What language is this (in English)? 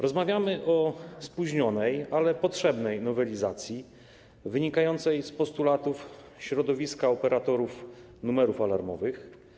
Polish